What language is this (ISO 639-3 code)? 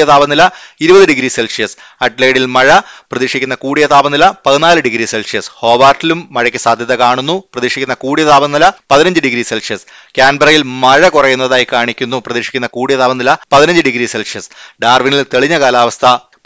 mal